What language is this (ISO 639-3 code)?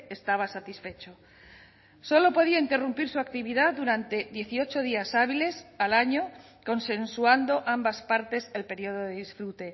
spa